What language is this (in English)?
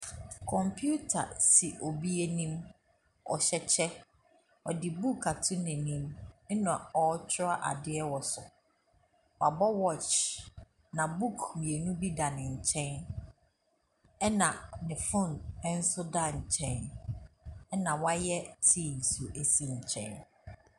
Akan